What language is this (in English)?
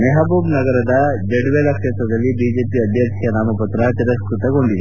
Kannada